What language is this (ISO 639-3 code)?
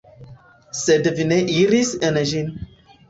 epo